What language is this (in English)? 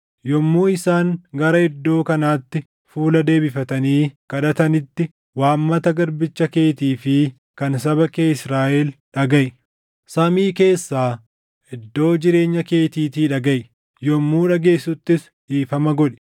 Oromo